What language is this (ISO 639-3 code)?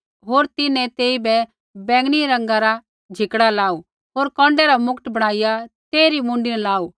kfx